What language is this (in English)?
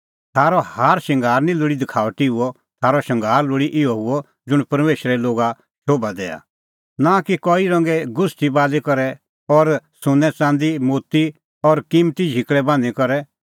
Kullu Pahari